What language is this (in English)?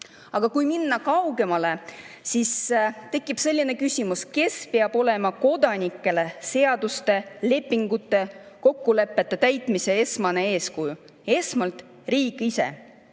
Estonian